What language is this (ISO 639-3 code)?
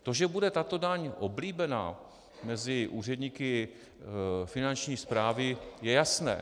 ces